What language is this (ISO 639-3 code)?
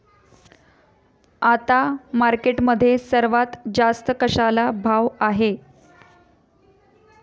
mar